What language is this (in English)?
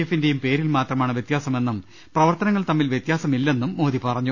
Malayalam